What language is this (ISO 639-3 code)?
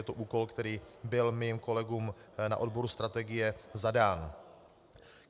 ces